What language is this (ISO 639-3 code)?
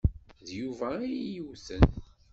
kab